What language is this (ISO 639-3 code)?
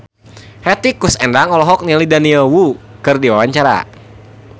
sun